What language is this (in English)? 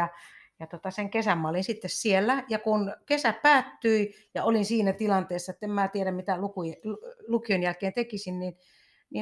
Finnish